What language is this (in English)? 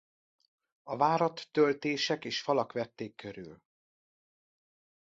Hungarian